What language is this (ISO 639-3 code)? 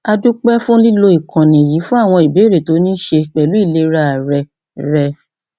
yor